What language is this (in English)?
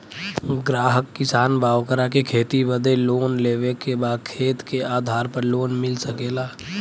Bhojpuri